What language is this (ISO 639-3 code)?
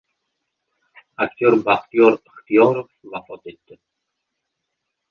uzb